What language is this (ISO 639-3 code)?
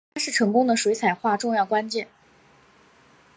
zho